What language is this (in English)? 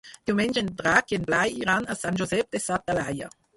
Catalan